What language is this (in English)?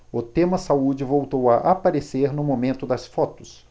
Portuguese